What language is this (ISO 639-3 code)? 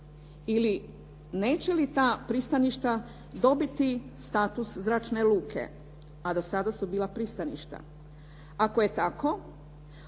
hrv